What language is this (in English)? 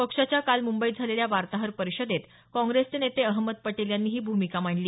Marathi